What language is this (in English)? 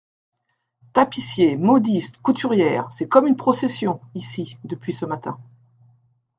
French